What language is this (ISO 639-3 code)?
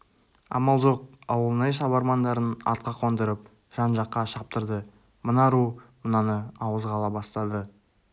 kaz